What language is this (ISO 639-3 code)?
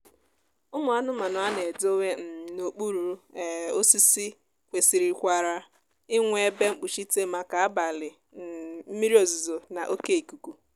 ibo